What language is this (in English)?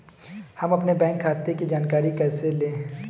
Hindi